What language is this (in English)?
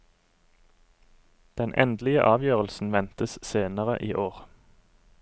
Norwegian